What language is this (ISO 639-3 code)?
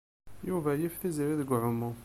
kab